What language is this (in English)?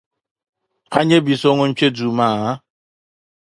Dagbani